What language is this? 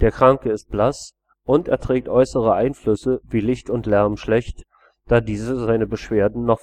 German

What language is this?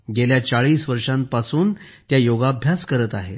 Marathi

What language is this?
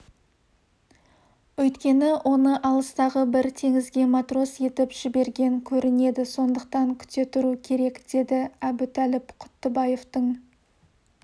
Kazakh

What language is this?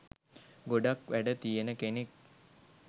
Sinhala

